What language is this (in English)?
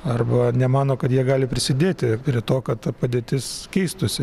Lithuanian